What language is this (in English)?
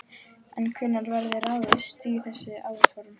Icelandic